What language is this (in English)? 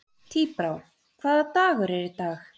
Icelandic